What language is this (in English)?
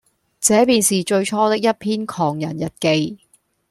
Cantonese